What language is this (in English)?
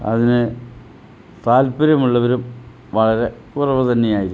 Malayalam